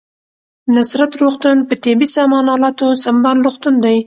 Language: Pashto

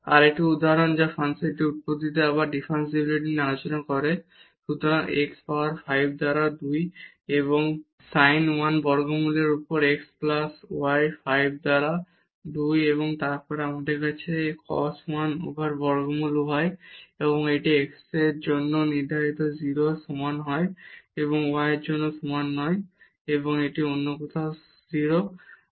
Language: Bangla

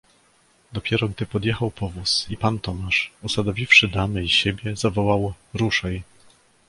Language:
Polish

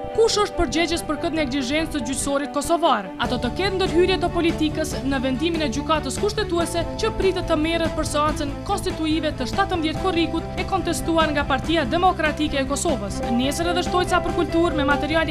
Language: Romanian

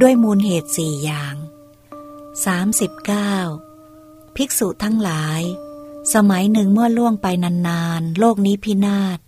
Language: Thai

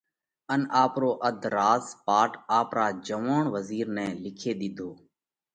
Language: Parkari Koli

